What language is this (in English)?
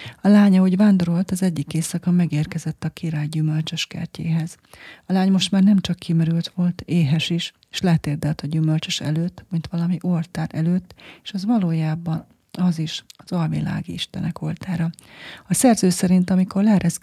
Hungarian